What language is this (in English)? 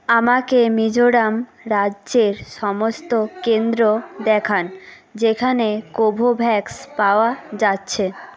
Bangla